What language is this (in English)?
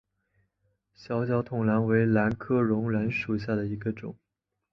Chinese